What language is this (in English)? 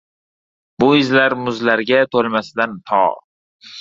Uzbek